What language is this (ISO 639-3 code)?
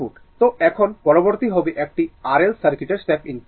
ben